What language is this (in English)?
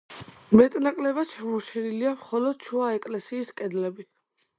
Georgian